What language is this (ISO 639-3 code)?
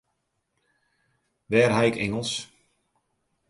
fry